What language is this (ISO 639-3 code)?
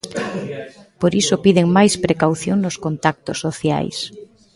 glg